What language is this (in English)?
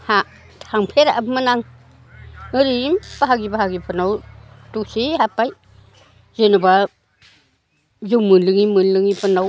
Bodo